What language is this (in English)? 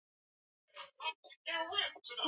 Swahili